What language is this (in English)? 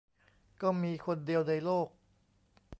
Thai